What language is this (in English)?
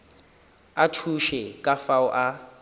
Northern Sotho